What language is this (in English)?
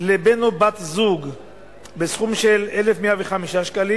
Hebrew